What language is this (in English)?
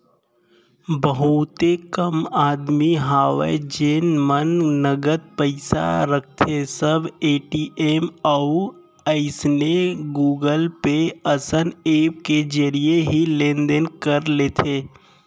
Chhattisgarhi